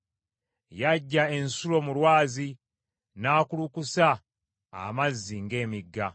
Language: Ganda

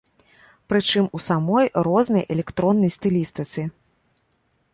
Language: Belarusian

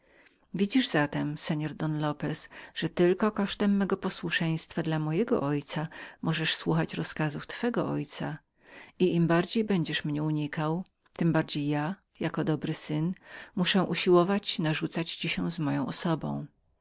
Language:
Polish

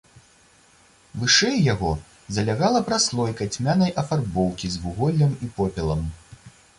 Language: Belarusian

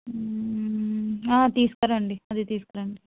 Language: Telugu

